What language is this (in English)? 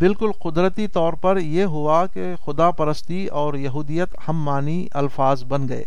Urdu